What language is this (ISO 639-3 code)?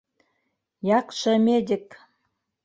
bak